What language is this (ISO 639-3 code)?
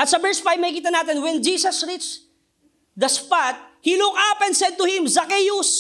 fil